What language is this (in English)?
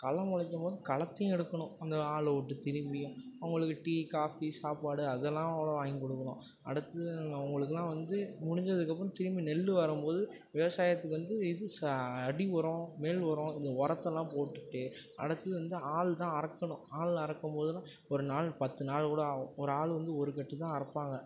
Tamil